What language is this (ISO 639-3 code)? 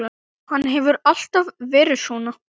isl